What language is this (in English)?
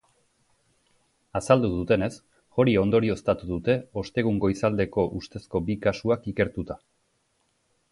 Basque